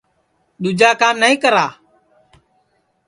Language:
Sansi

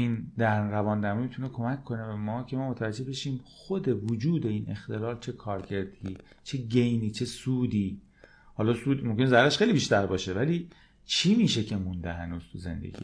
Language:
Persian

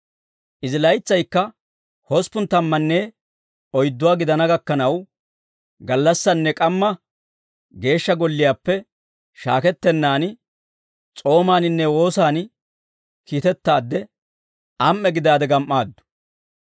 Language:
Dawro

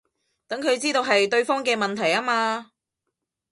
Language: Cantonese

